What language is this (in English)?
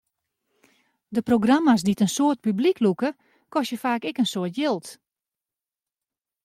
Western Frisian